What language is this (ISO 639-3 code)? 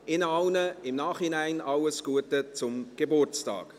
gsw